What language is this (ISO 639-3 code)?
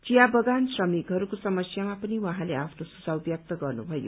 nep